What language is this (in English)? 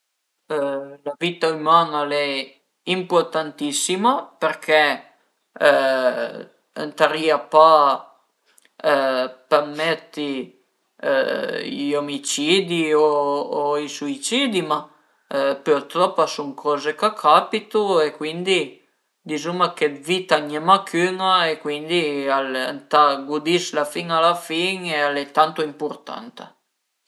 Piedmontese